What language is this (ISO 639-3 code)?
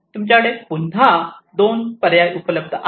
mar